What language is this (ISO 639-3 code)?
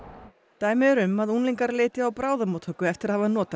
isl